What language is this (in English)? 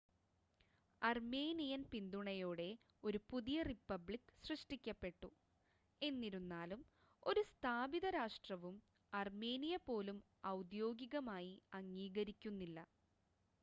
Malayalam